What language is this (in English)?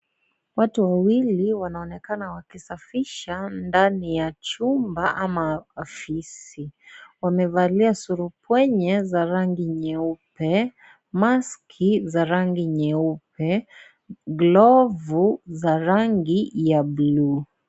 Swahili